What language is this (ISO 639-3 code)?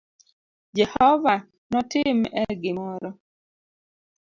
luo